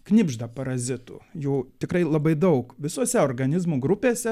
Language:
Lithuanian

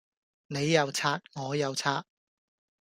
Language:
Cantonese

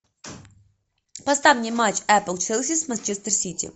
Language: Russian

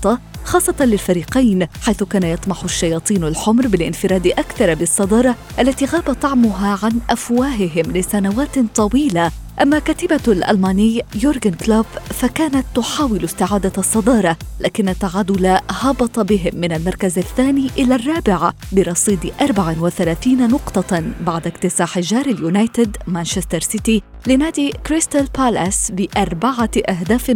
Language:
Arabic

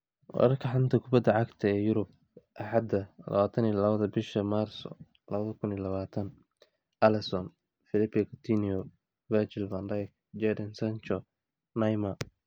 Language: Somali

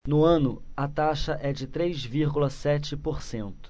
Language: Portuguese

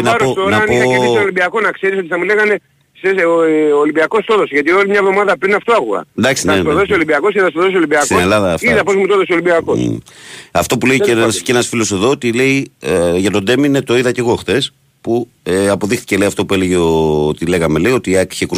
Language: Greek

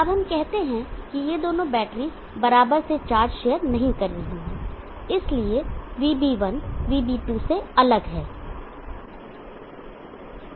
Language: Hindi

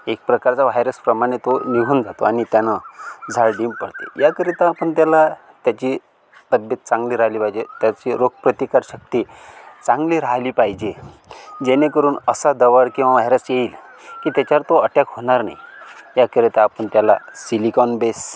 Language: Marathi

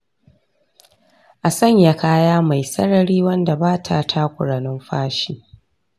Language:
Hausa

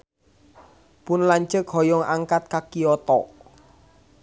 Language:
Sundanese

